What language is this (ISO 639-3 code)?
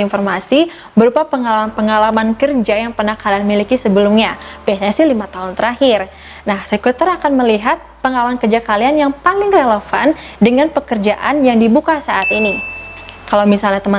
ind